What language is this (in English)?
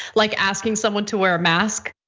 English